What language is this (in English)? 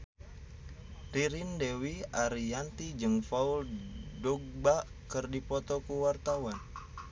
Sundanese